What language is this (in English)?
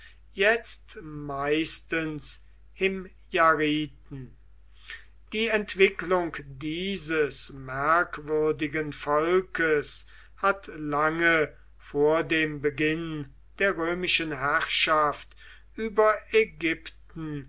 German